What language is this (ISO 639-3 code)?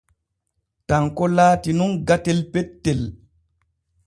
fue